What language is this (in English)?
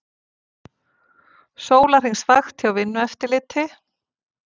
Icelandic